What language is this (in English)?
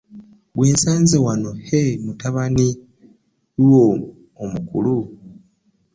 Ganda